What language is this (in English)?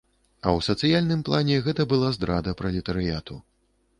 Belarusian